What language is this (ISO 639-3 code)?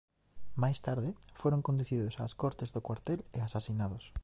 glg